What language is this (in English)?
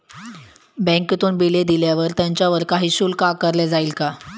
Marathi